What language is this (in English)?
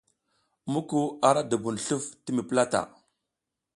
South Giziga